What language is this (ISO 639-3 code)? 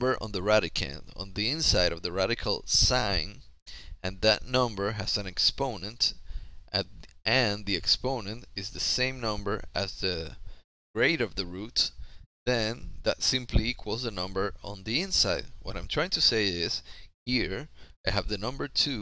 eng